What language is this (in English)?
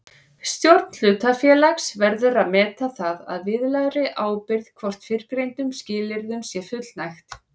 Icelandic